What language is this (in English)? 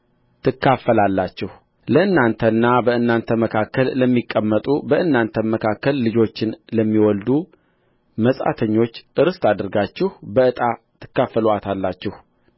Amharic